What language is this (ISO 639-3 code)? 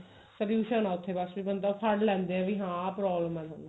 pan